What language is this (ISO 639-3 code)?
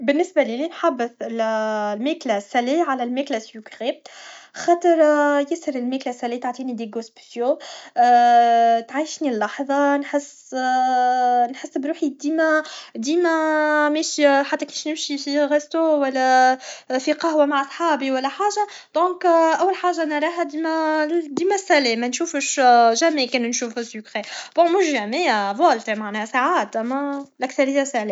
aeb